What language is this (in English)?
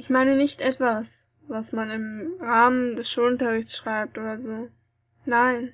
German